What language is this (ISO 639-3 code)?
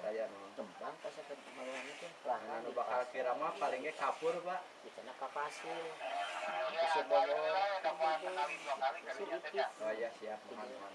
ind